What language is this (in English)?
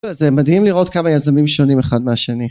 Hebrew